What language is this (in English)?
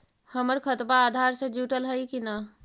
Magahi